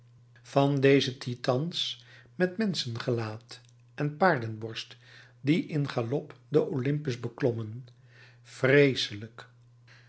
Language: Dutch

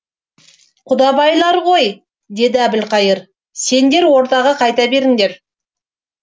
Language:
Kazakh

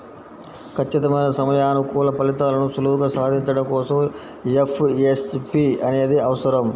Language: Telugu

